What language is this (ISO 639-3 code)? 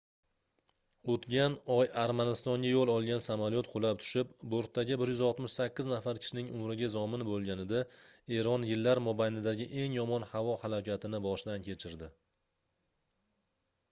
uzb